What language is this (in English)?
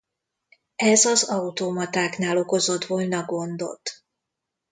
Hungarian